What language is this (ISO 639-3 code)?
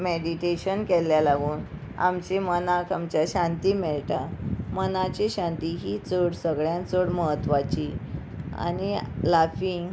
kok